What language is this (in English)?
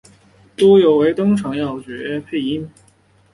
Chinese